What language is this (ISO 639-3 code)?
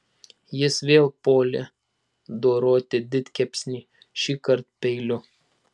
lit